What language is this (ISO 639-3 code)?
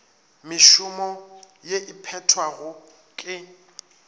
nso